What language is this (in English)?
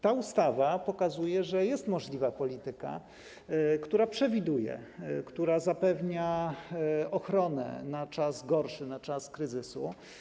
Polish